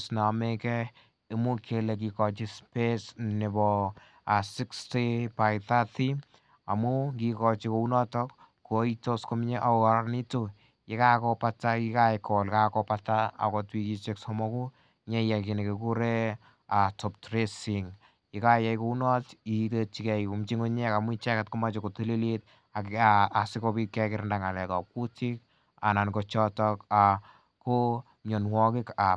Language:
Kalenjin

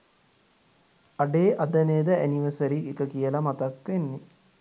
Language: Sinhala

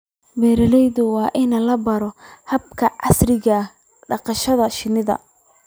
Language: Somali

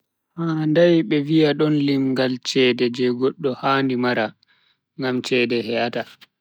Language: Bagirmi Fulfulde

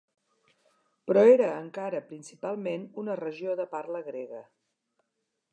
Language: Catalan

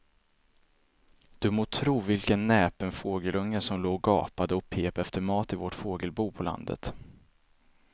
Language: Swedish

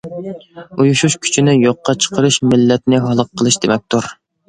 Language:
Uyghur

